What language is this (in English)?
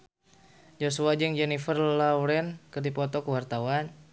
Sundanese